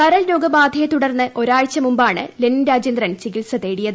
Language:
Malayalam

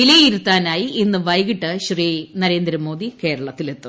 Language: Malayalam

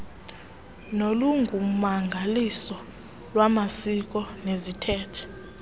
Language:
Xhosa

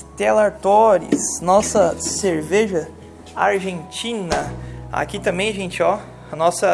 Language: Portuguese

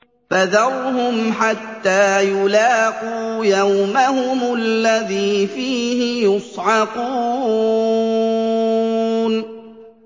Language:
Arabic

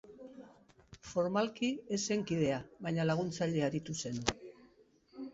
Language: Basque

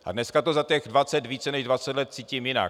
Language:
Czech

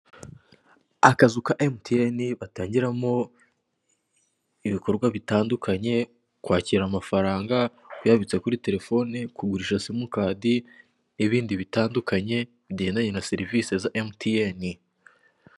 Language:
Kinyarwanda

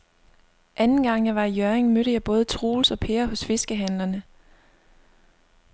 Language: Danish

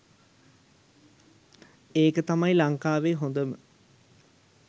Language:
Sinhala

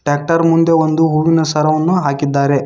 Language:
Kannada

